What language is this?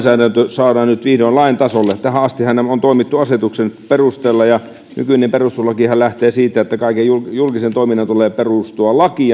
Finnish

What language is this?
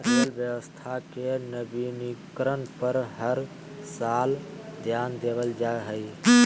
Magahi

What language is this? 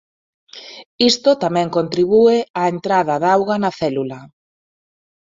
Galician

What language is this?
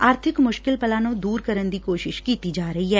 Punjabi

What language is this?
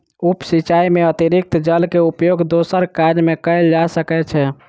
Maithili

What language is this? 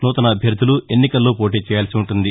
Telugu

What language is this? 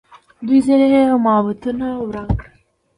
Pashto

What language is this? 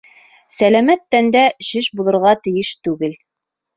Bashkir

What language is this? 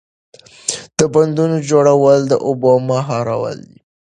Pashto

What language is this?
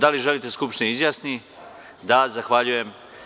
Serbian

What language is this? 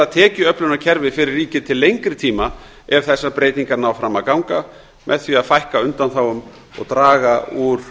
Icelandic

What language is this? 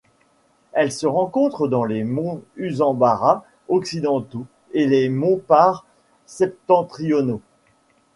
French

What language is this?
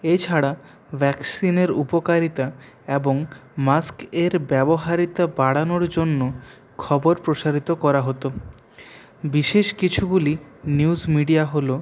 Bangla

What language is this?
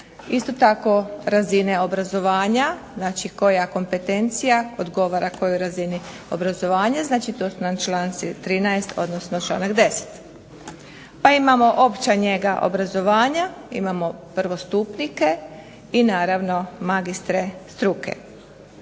Croatian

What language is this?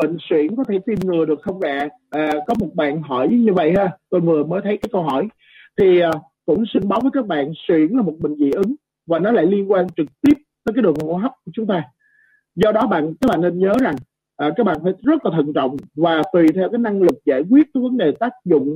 Vietnamese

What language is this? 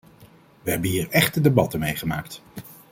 Dutch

